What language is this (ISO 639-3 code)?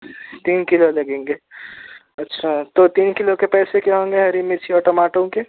urd